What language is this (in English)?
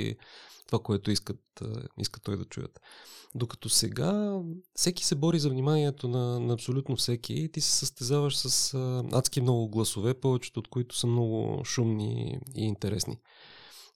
Bulgarian